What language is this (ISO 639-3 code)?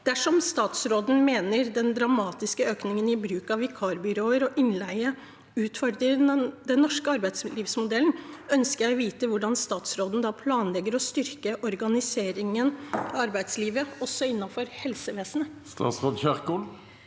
nor